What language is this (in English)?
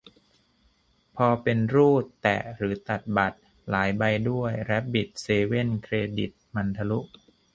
Thai